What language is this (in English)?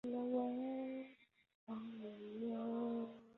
Chinese